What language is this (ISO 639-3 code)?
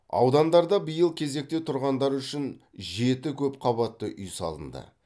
kaz